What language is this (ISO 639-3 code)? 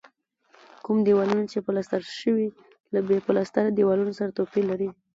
pus